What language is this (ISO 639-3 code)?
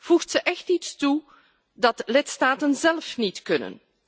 nld